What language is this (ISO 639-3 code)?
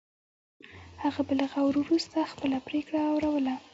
pus